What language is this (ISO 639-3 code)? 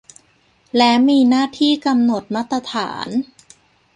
tha